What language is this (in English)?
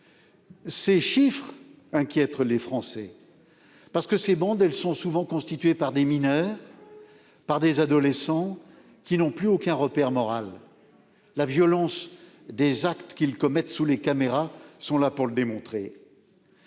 French